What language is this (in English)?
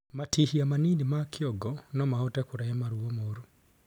Kikuyu